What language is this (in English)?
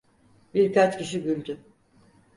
Turkish